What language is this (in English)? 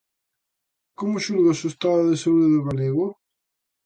Galician